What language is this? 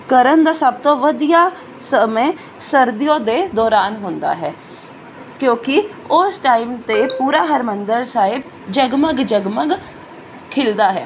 Punjabi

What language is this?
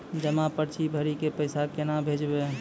Maithili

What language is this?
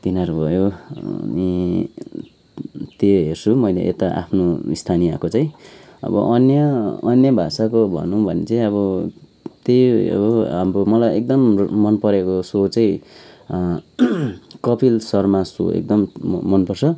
Nepali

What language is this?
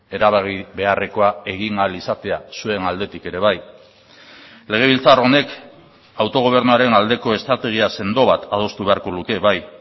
Basque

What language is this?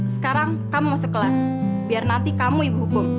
Indonesian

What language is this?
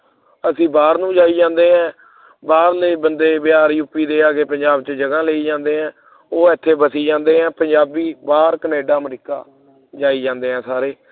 Punjabi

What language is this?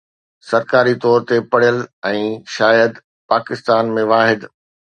Sindhi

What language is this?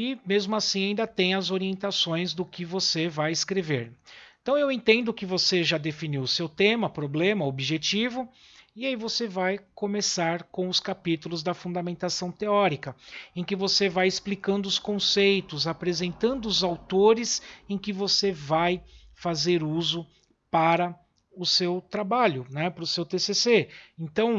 Portuguese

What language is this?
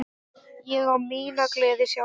Icelandic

